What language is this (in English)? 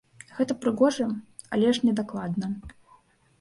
Belarusian